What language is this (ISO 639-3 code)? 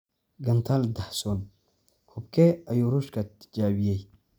som